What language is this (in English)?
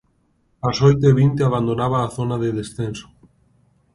Galician